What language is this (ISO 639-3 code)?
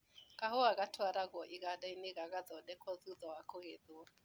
kik